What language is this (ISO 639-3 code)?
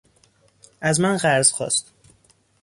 fas